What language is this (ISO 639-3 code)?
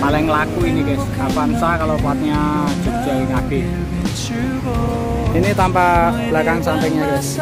ind